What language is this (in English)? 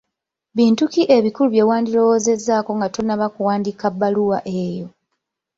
Ganda